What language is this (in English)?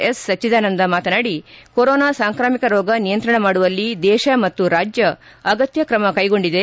Kannada